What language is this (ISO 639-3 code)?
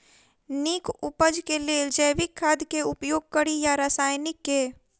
mai